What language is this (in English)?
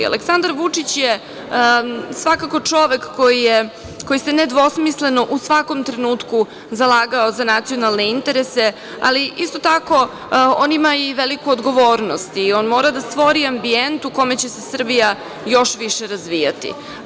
Serbian